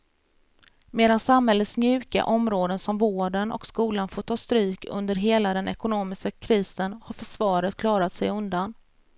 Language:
Swedish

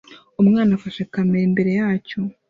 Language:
Kinyarwanda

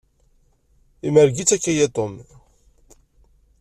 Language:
Kabyle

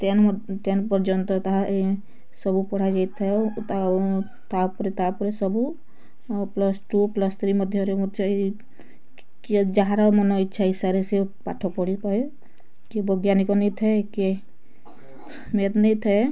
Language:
Odia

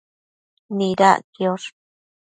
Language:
Matsés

